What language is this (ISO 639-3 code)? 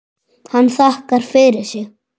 isl